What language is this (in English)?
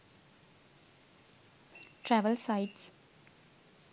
Sinhala